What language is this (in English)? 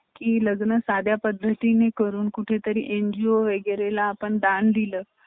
Marathi